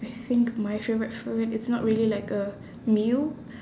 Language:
English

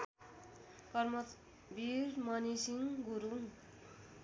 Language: Nepali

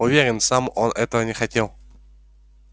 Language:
Russian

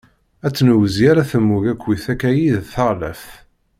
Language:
Kabyle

